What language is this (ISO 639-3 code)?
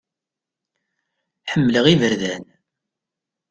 kab